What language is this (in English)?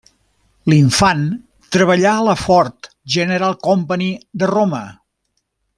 Catalan